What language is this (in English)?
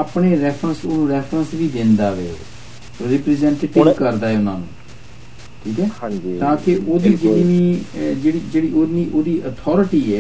Punjabi